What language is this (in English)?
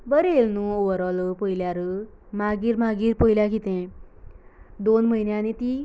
Konkani